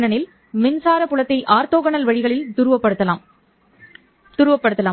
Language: Tamil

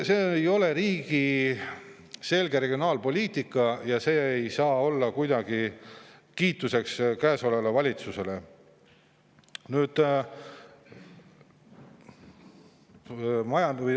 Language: Estonian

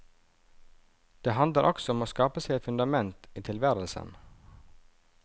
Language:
Norwegian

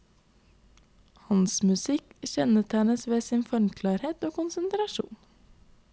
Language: Norwegian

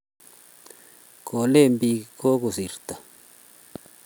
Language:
Kalenjin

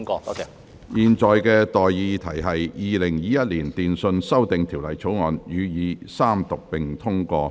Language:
Cantonese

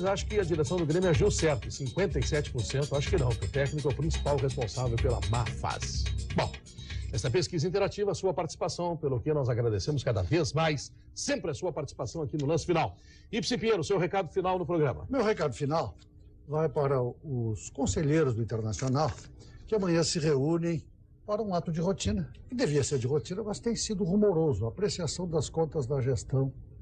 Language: Portuguese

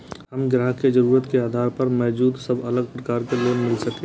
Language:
Maithili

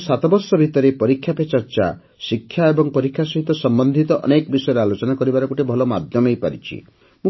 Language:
Odia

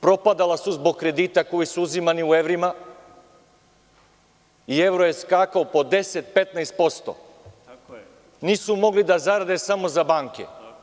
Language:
Serbian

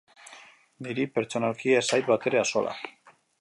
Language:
Basque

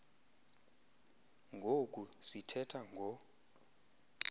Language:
Xhosa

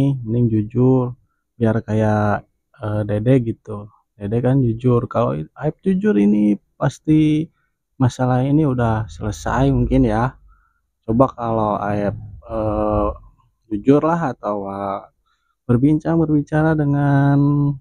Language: Indonesian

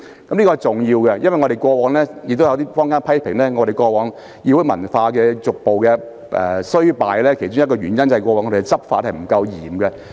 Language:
Cantonese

